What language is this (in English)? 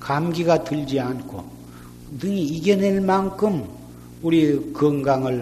Korean